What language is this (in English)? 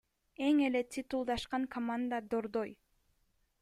Kyrgyz